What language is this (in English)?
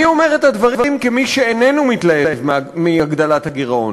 Hebrew